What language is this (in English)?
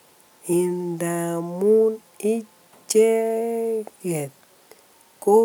Kalenjin